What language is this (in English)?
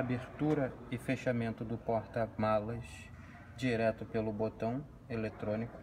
Portuguese